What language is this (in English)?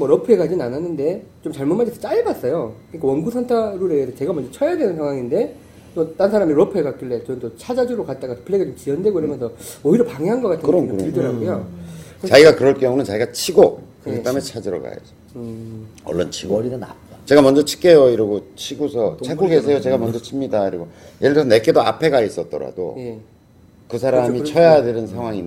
Korean